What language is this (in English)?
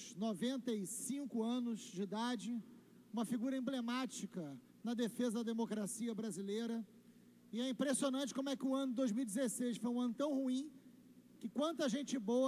Portuguese